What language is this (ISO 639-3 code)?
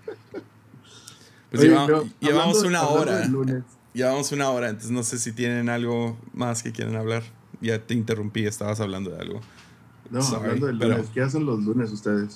spa